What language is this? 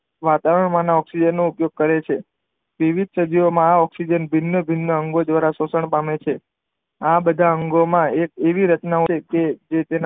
Gujarati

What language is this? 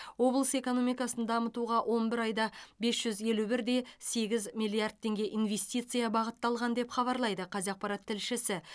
Kazakh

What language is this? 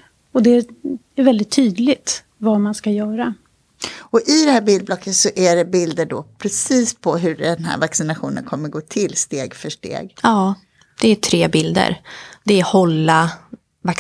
Swedish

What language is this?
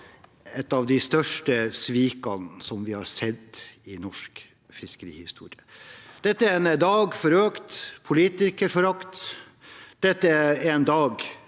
Norwegian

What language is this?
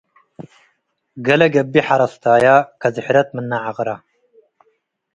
Tigre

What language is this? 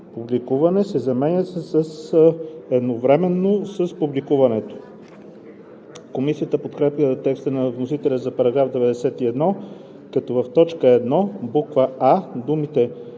Bulgarian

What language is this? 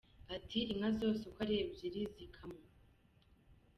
Kinyarwanda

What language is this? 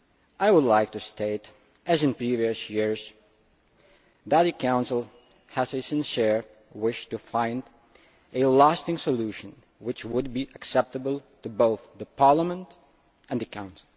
English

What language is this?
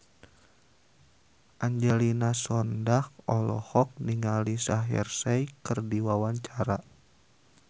Sundanese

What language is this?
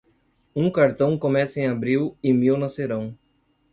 Portuguese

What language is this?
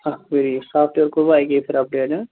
Kashmiri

